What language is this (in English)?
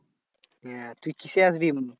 Bangla